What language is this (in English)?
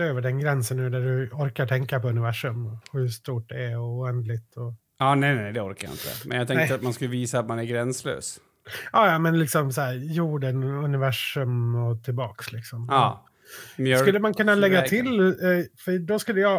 Swedish